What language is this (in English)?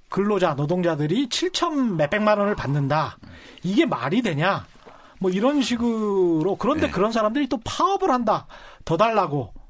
Korean